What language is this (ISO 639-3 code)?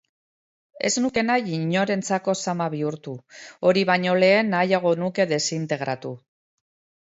eus